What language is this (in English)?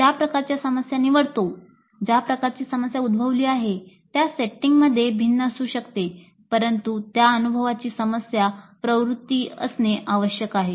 Marathi